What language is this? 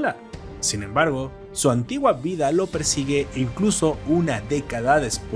Spanish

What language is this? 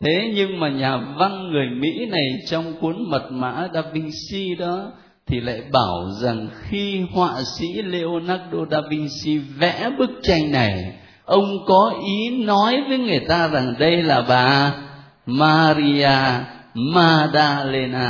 Vietnamese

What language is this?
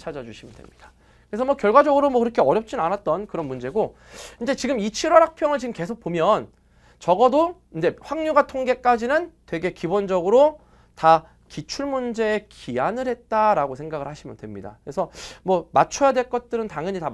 Korean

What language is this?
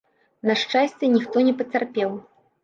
Belarusian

